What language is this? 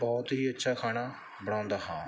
Punjabi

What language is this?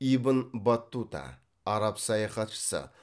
Kazakh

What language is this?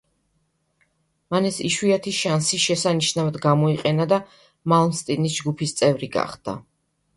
Georgian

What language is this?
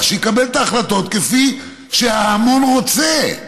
Hebrew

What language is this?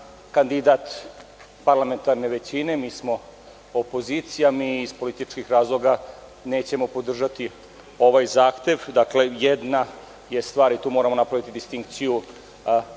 Serbian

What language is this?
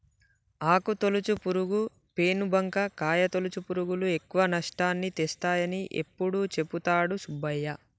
Telugu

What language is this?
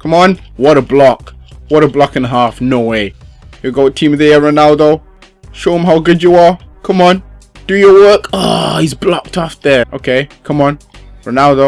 English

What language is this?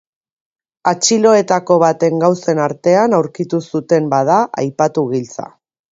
Basque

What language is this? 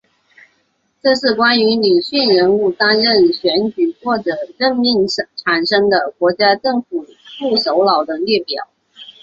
Chinese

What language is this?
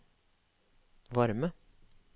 Norwegian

